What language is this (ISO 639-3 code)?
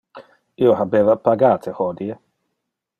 ina